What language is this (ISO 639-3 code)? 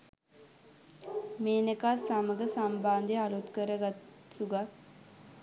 sin